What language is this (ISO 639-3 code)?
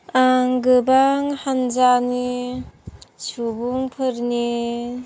brx